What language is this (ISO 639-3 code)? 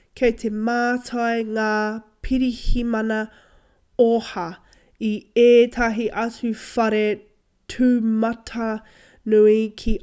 mri